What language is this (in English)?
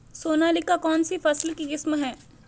Hindi